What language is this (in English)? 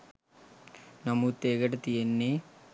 Sinhala